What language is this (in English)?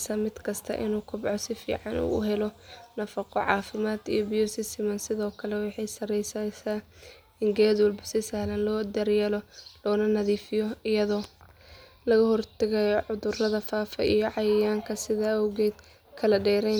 Somali